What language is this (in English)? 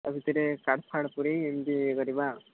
Odia